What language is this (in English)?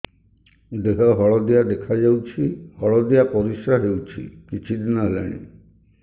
Odia